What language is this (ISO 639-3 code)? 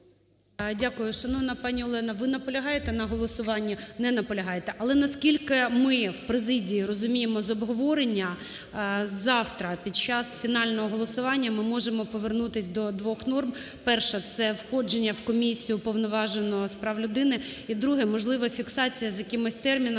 ukr